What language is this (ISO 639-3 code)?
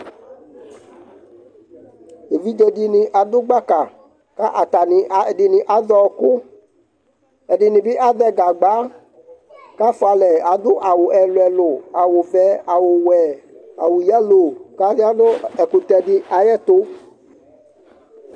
kpo